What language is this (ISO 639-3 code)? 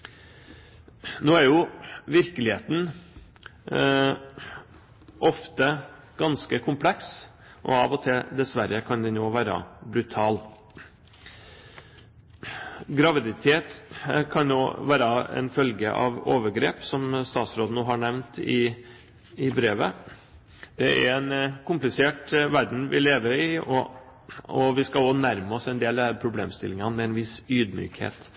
nob